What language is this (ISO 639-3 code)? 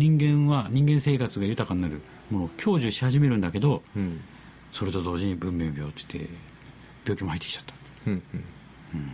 jpn